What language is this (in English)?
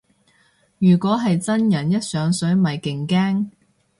Cantonese